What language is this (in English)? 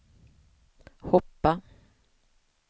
Swedish